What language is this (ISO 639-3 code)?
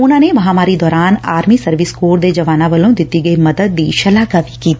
pan